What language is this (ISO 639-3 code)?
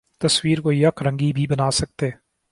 urd